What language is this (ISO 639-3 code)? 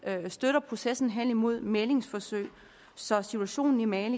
dan